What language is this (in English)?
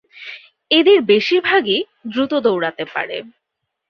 Bangla